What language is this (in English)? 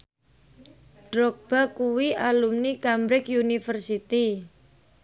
Javanese